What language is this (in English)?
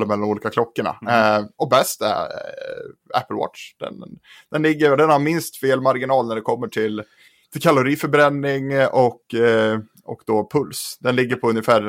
Swedish